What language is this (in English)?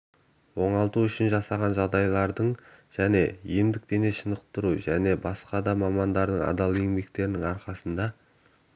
Kazakh